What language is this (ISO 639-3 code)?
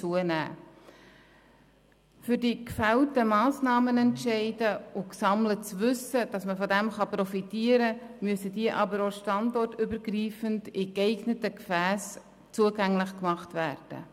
gsw